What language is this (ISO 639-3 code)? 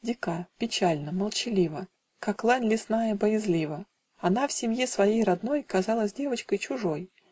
rus